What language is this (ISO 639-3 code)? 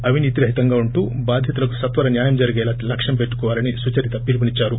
tel